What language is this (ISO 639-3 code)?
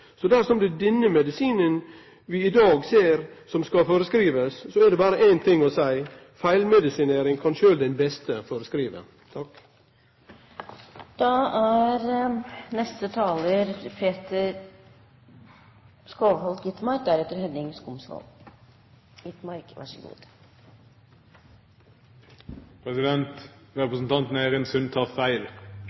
nno